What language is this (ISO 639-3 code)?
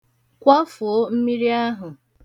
ibo